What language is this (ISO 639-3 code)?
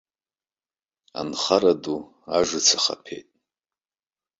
abk